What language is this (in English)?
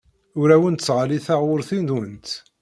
Kabyle